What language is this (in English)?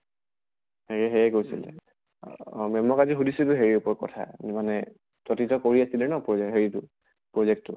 Assamese